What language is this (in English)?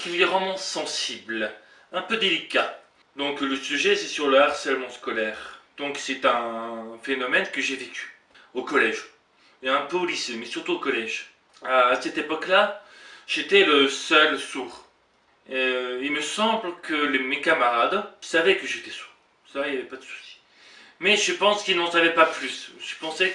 French